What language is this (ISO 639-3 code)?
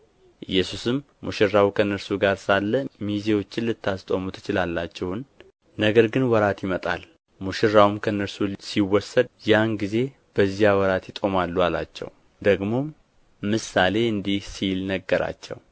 amh